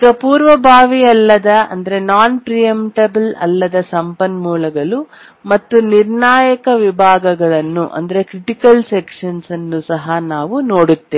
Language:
Kannada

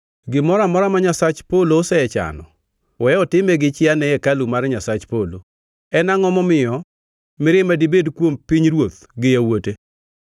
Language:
Luo (Kenya and Tanzania)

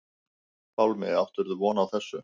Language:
Icelandic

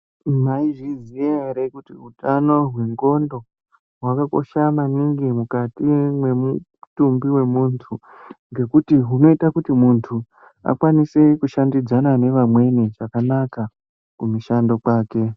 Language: Ndau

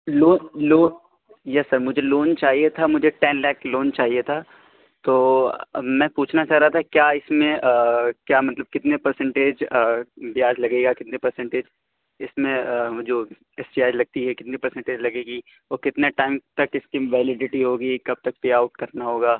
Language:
Urdu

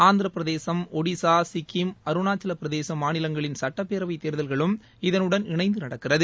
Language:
Tamil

